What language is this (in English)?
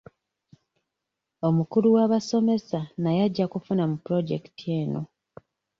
Ganda